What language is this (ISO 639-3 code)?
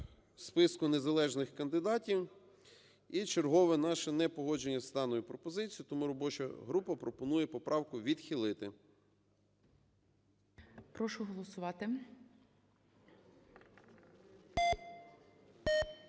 ukr